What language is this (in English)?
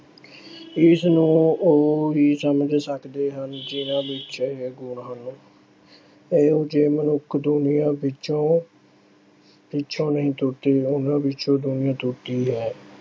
Punjabi